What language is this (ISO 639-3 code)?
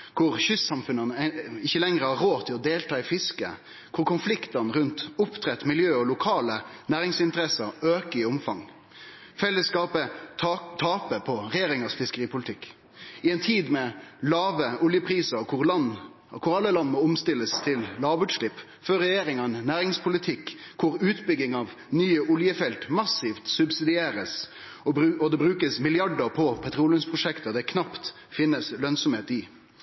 nno